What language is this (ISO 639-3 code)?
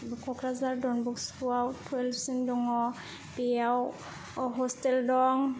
brx